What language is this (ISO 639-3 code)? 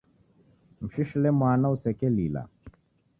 dav